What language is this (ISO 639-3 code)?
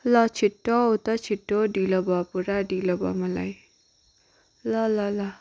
nep